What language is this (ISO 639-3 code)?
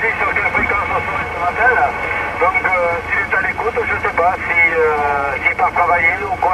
fra